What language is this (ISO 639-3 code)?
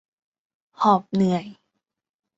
tha